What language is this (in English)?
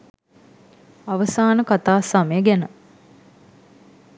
Sinhala